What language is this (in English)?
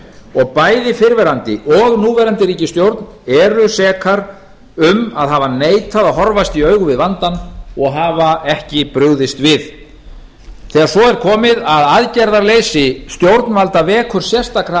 Icelandic